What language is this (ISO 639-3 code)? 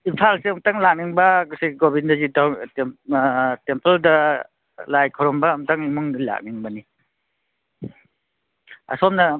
mni